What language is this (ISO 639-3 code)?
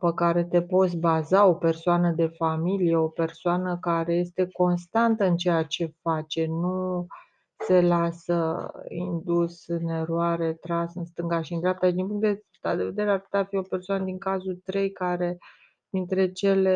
ron